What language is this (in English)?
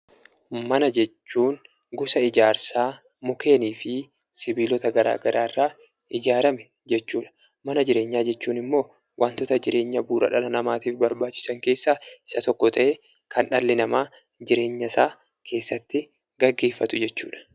Oromo